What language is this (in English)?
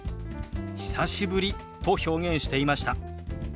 Japanese